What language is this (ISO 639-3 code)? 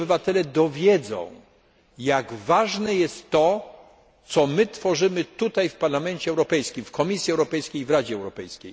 pol